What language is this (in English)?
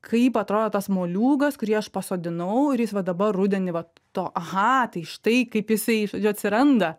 Lithuanian